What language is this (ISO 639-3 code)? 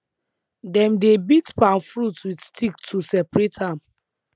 pcm